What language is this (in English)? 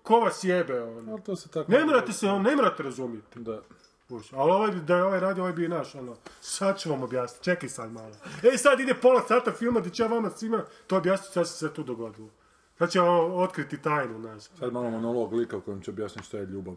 Croatian